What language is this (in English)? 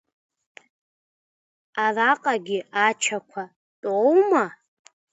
Abkhazian